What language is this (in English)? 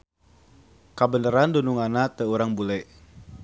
Sundanese